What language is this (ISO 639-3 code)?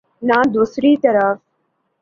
urd